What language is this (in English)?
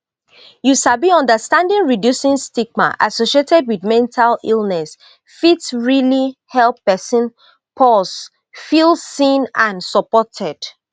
Nigerian Pidgin